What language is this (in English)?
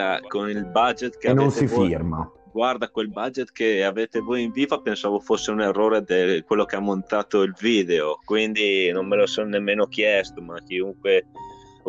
Italian